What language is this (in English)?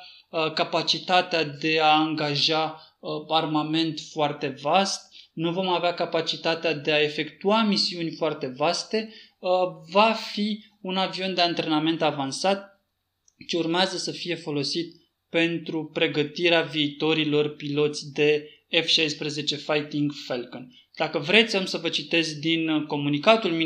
Romanian